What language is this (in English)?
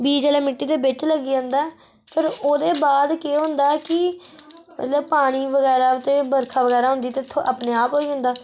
Dogri